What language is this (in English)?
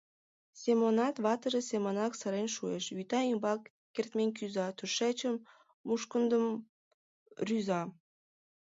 Mari